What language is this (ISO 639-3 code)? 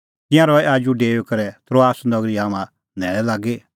kfx